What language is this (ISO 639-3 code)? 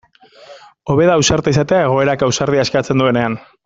eus